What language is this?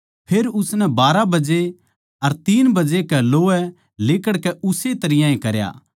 Haryanvi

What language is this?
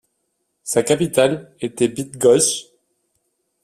French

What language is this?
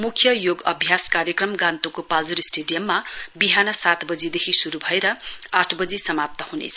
Nepali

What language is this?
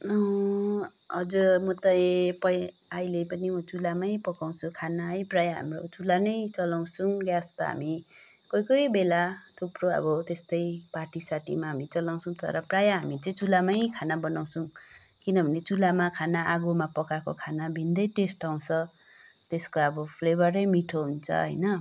Nepali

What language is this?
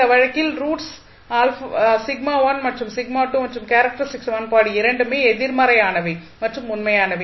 Tamil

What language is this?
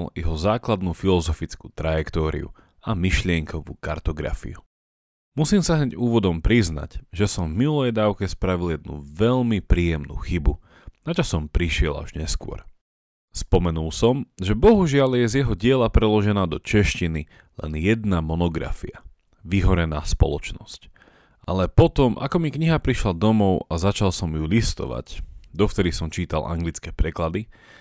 Slovak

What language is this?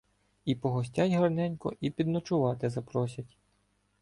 Ukrainian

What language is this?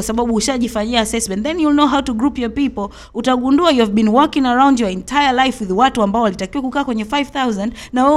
Swahili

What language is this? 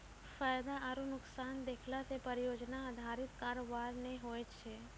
Maithili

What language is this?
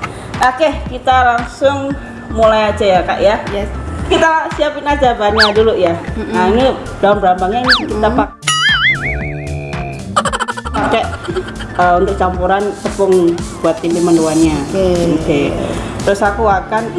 Indonesian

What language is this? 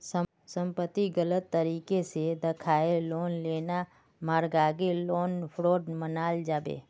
Magahi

